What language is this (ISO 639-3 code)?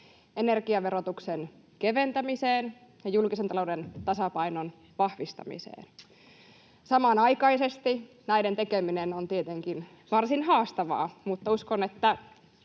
fin